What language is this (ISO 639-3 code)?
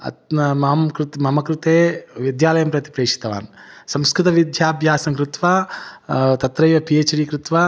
san